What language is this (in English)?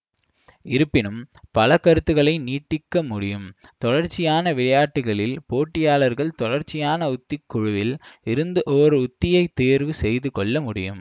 Tamil